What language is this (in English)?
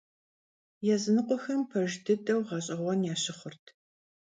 Kabardian